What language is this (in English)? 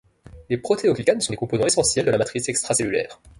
French